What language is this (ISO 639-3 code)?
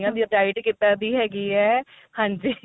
pan